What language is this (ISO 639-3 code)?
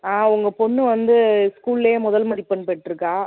tam